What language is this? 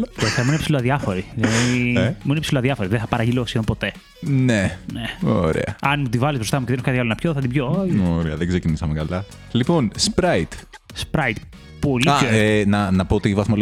Greek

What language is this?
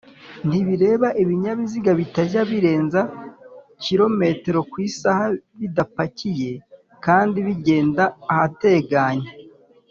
Kinyarwanda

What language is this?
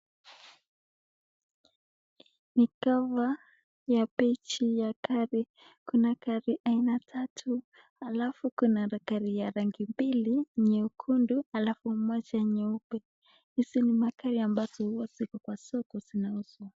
Swahili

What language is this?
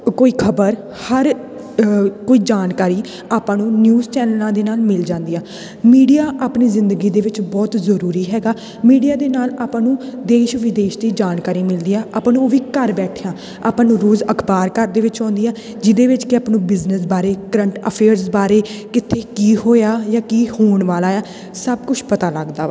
Punjabi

